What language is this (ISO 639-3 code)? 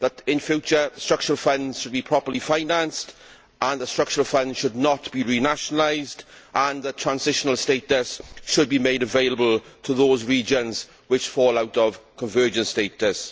eng